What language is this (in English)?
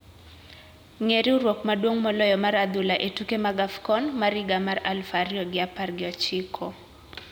Luo (Kenya and Tanzania)